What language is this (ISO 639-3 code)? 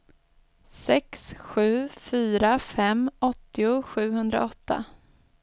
swe